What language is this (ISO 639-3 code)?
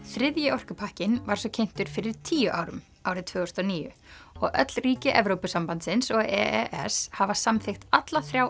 isl